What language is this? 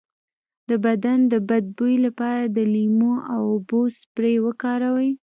Pashto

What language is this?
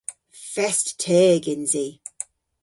Cornish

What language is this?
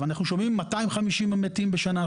Hebrew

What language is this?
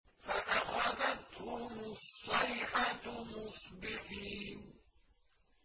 Arabic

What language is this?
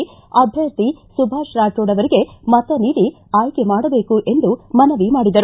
Kannada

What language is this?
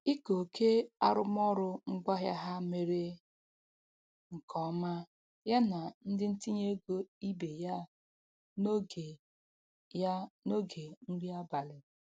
Igbo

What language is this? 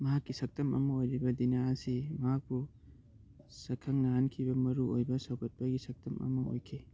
Manipuri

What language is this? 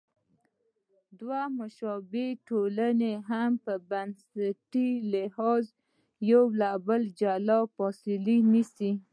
Pashto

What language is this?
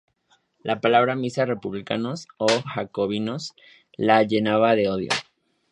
Spanish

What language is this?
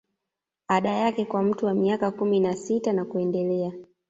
Swahili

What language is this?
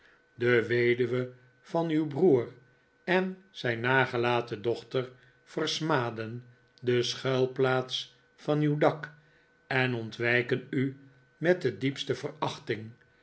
Dutch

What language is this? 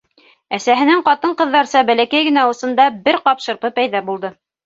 Bashkir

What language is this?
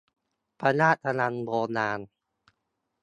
Thai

